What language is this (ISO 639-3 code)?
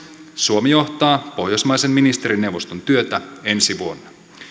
fin